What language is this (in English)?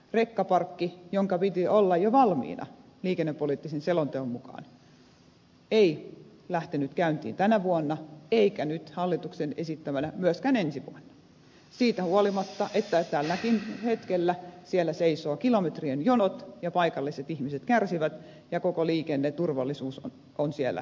Finnish